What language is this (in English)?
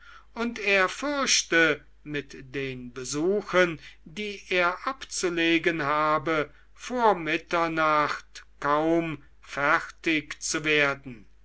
German